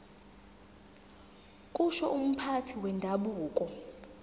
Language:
Zulu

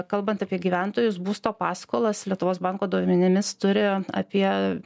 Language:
Lithuanian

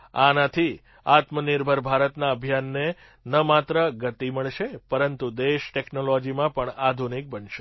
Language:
Gujarati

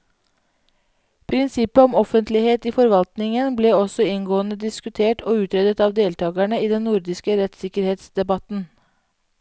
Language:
Norwegian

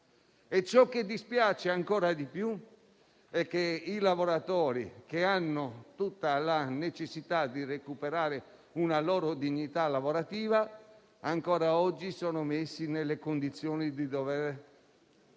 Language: Italian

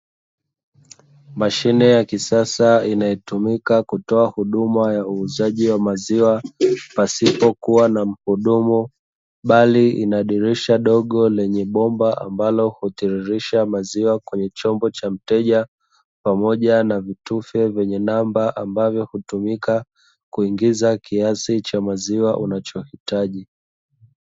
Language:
Swahili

